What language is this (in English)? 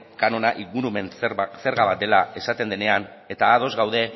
Basque